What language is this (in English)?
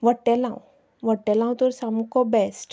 Konkani